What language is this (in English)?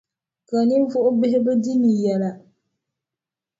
Dagbani